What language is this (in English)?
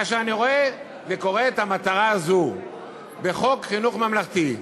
Hebrew